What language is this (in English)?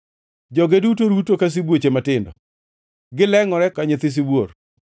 Luo (Kenya and Tanzania)